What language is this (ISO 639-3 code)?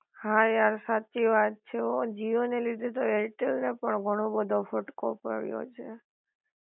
guj